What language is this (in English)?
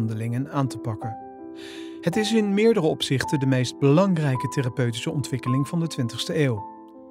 Dutch